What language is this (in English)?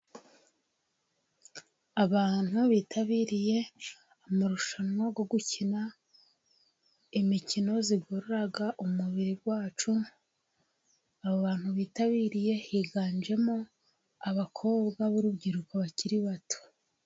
Kinyarwanda